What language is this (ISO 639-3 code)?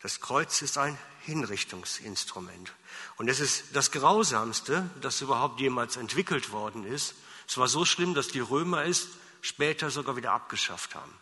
deu